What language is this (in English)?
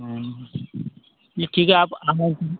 Hindi